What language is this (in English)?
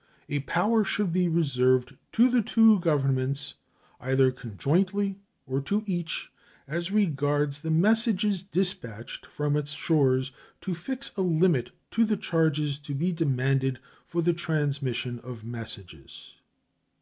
English